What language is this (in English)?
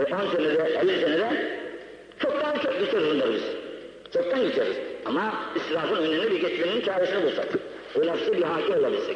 Turkish